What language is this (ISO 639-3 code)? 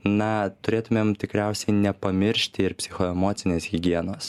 lit